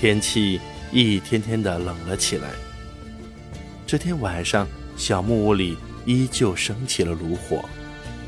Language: Chinese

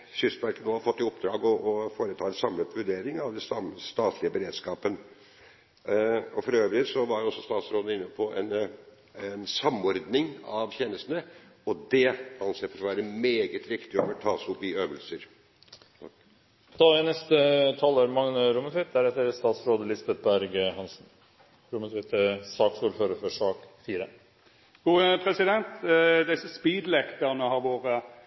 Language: Norwegian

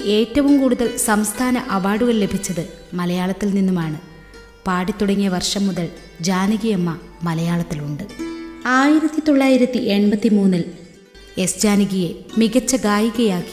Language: Malayalam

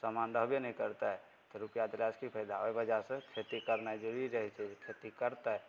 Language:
Maithili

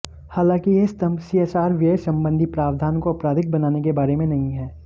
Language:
Hindi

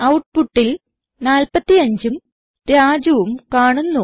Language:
Malayalam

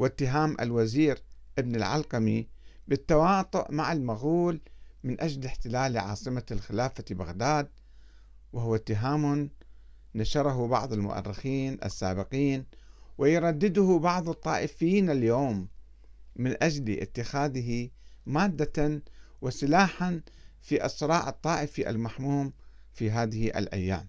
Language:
Arabic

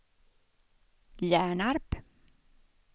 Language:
Swedish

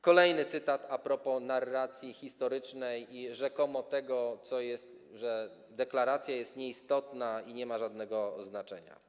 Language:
Polish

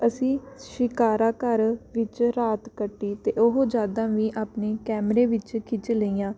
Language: Punjabi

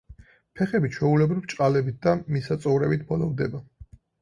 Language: Georgian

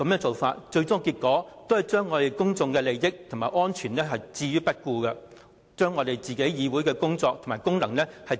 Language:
Cantonese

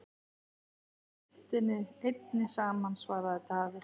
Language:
Icelandic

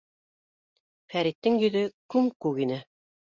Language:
Bashkir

